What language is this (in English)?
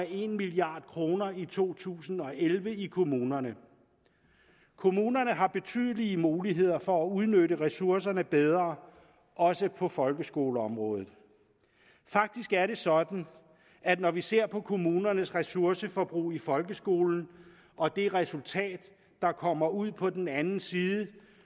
Danish